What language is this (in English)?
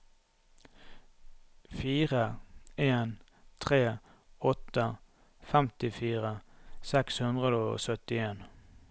Norwegian